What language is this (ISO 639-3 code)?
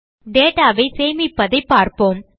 tam